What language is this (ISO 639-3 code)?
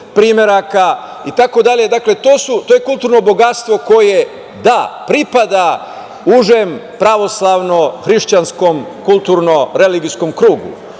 srp